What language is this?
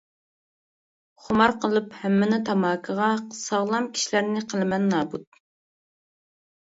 Uyghur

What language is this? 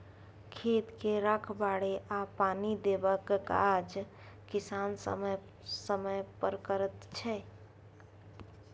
Maithili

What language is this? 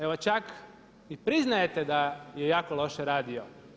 Croatian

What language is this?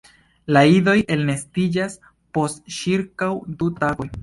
Esperanto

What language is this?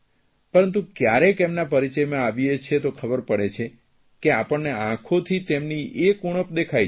Gujarati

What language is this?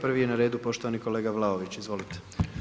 Croatian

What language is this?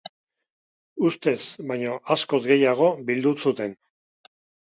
Basque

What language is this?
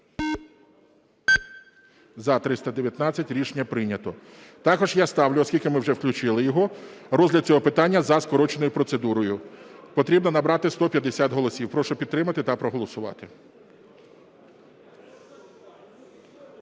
Ukrainian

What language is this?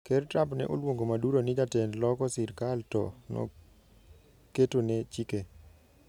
Luo (Kenya and Tanzania)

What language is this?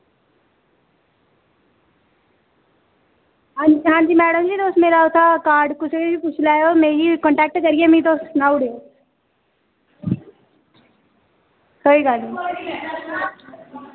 Dogri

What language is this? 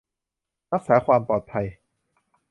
Thai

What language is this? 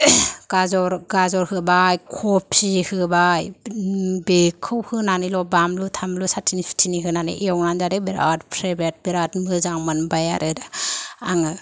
Bodo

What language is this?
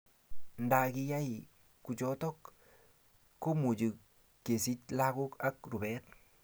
Kalenjin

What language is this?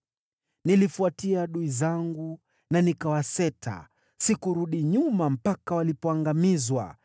Swahili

